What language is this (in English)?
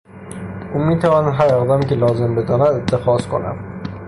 Persian